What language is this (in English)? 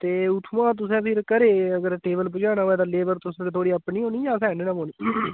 Dogri